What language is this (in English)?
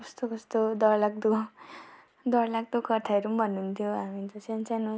Nepali